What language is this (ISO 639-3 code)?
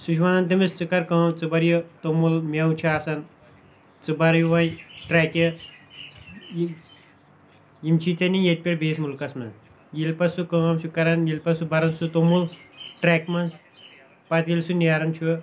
kas